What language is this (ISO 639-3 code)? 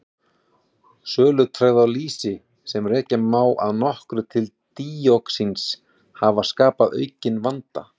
isl